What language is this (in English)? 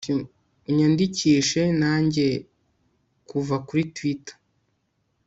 Kinyarwanda